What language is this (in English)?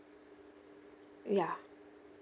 English